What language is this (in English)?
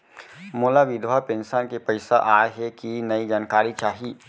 Chhattisgarhi